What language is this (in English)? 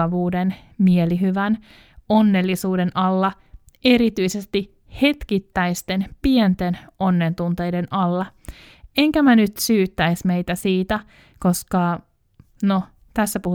Finnish